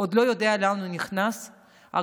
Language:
Hebrew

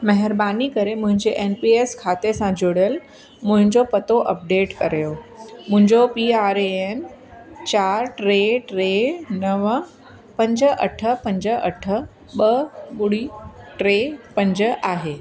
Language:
Sindhi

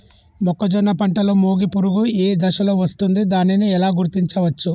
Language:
Telugu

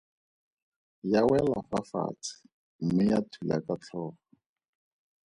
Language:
Tswana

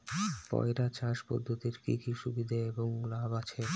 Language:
Bangla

